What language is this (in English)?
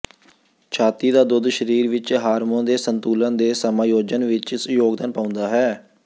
Punjabi